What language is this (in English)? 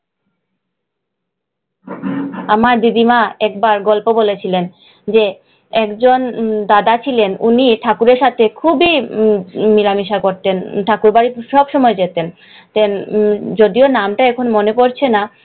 Bangla